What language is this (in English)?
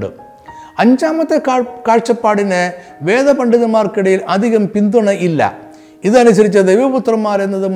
Malayalam